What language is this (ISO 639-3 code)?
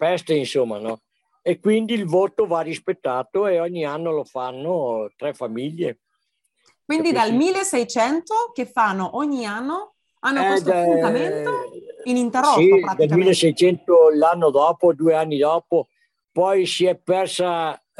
ita